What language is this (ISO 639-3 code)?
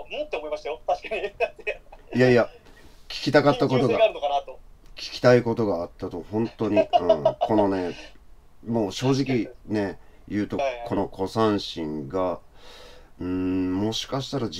jpn